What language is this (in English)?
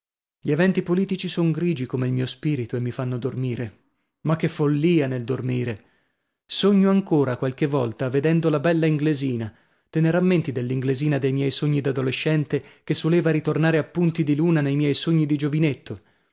Italian